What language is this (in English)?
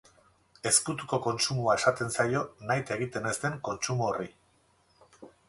Basque